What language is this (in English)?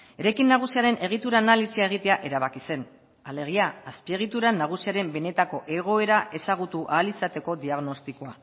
Basque